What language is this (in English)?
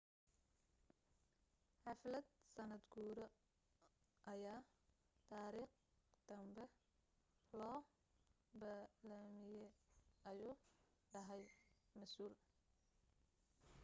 Somali